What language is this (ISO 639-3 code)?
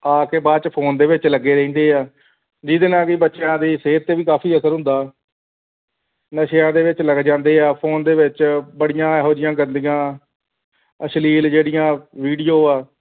pan